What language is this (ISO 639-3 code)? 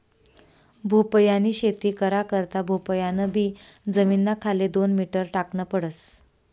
mar